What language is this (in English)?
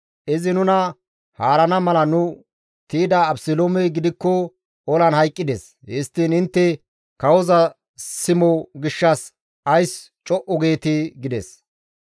Gamo